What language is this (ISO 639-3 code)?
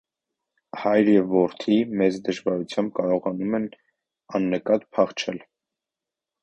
hye